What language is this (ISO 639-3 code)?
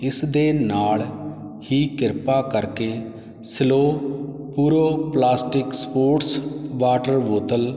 pan